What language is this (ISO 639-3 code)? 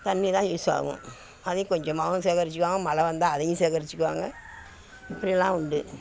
tam